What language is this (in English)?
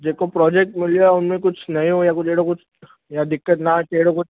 Sindhi